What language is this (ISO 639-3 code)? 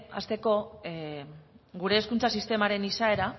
eus